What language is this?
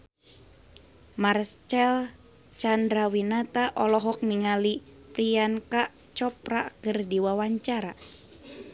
Sundanese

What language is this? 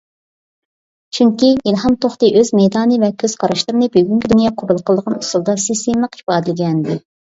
Uyghur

